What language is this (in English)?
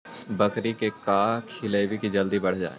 Magahi